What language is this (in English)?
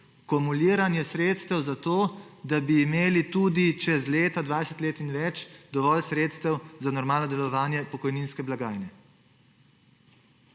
Slovenian